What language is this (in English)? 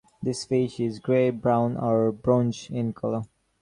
English